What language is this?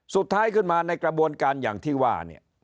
Thai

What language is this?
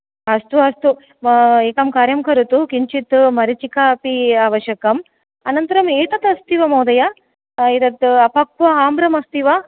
Sanskrit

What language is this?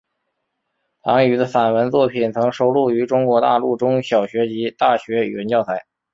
Chinese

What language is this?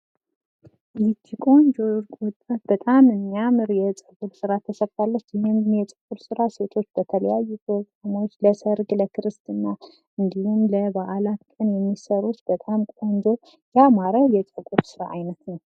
Amharic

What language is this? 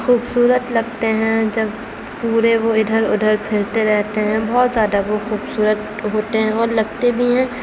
Urdu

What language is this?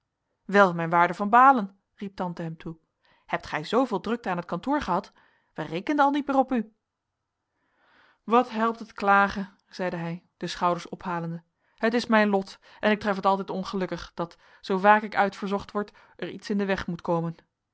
Dutch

